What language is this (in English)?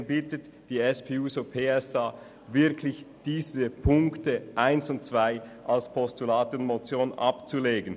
Swiss German